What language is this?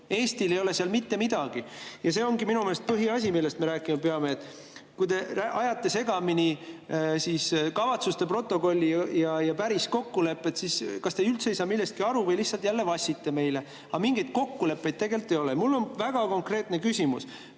Estonian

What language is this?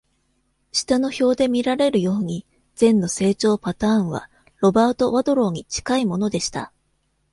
Japanese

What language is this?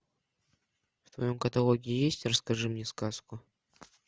Russian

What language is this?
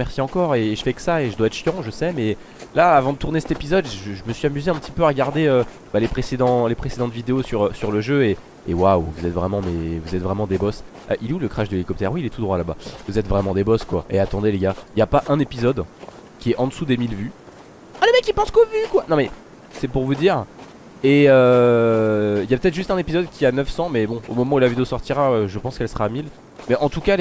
French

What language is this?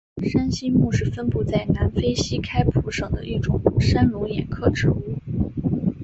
Chinese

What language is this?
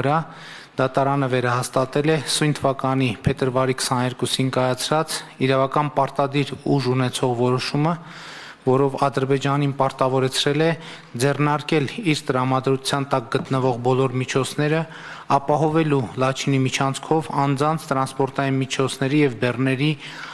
Romanian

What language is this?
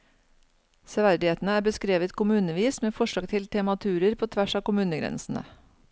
Norwegian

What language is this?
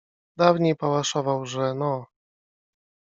Polish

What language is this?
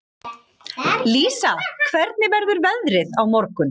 Icelandic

